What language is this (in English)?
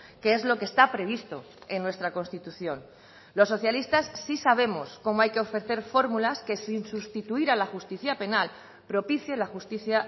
Spanish